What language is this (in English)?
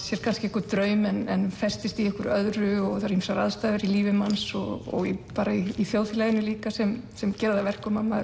Icelandic